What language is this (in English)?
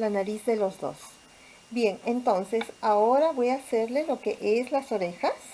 Spanish